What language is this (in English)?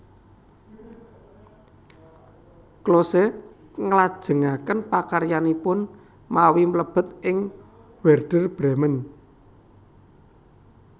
Javanese